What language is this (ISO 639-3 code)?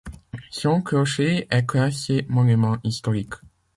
fra